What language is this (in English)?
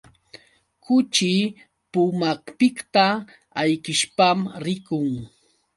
Yauyos Quechua